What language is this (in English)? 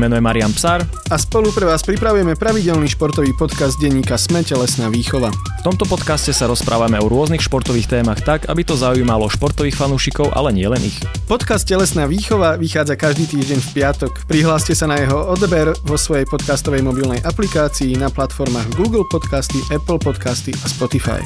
Slovak